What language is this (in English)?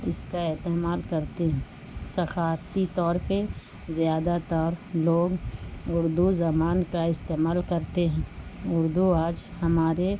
Urdu